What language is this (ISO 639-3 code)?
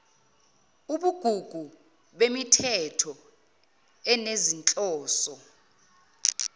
zul